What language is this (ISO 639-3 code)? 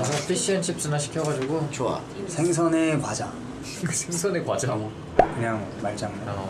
kor